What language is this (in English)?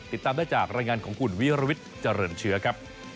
Thai